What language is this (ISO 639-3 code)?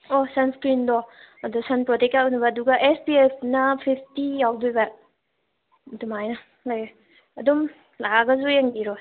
mni